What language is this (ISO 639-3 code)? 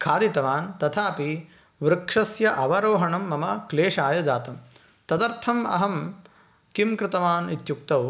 san